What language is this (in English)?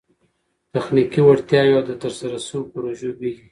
Pashto